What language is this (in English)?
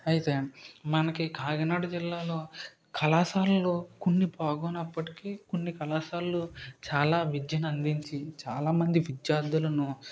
Telugu